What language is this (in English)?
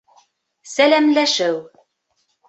Bashkir